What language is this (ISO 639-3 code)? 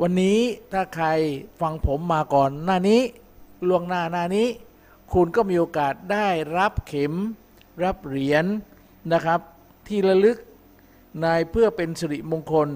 tha